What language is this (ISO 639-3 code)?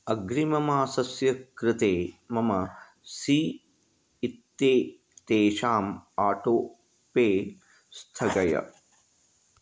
san